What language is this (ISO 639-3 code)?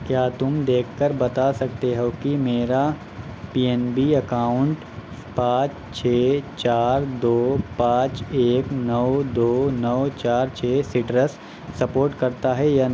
urd